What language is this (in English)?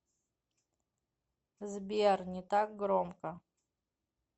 Russian